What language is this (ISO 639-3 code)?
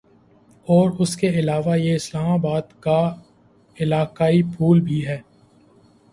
urd